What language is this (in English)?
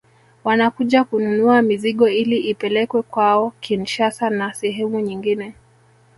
Swahili